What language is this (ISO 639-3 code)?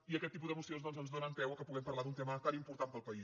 cat